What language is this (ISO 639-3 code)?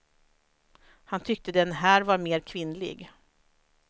swe